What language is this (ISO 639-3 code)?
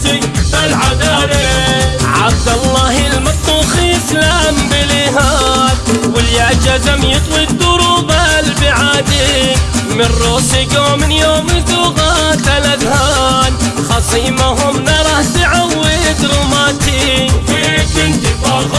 ara